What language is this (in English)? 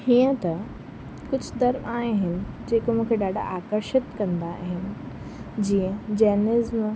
Sindhi